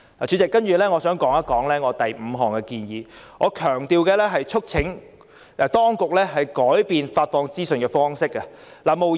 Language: Cantonese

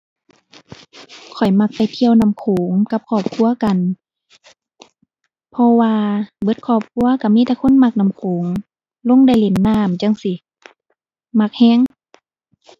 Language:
Thai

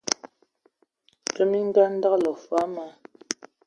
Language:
Ewondo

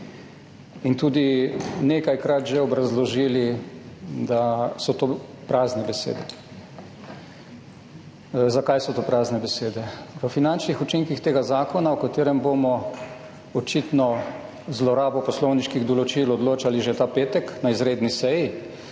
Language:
Slovenian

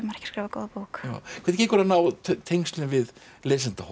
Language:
Icelandic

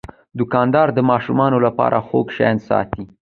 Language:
Pashto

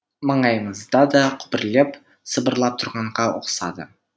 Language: Kazakh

